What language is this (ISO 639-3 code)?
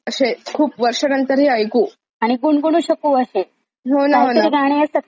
mar